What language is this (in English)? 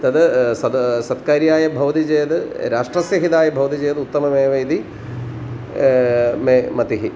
Sanskrit